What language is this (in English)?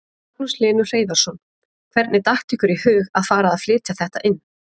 Icelandic